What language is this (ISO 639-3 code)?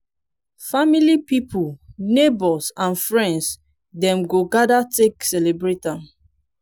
pcm